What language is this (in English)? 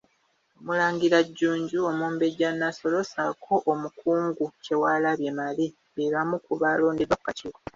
Ganda